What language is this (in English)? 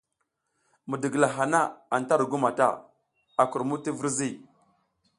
South Giziga